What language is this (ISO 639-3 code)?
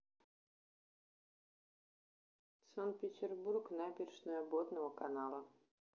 rus